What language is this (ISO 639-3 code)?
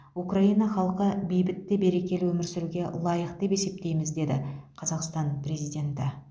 kaz